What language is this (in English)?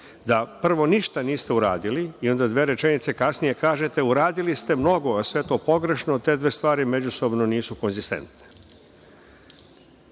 Serbian